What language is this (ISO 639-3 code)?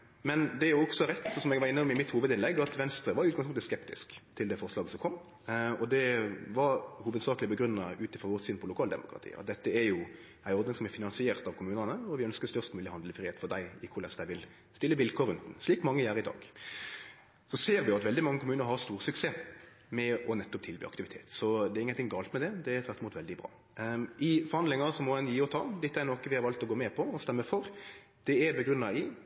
nno